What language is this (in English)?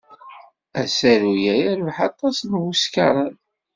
Kabyle